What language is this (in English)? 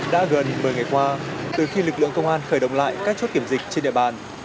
Vietnamese